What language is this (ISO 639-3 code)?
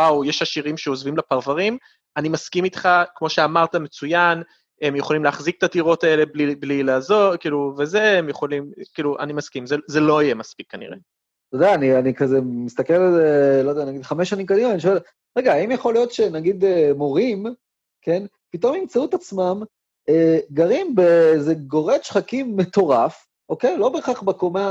heb